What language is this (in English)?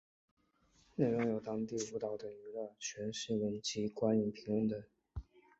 Chinese